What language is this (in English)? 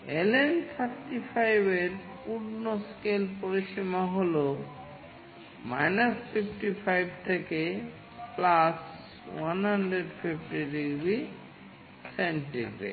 Bangla